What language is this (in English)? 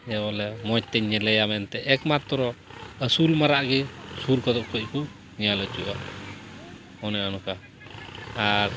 Santali